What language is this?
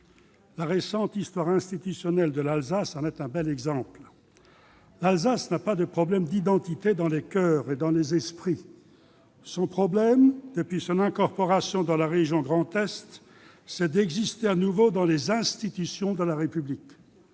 French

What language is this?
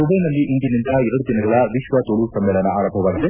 Kannada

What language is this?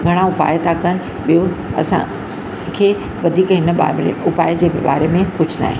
Sindhi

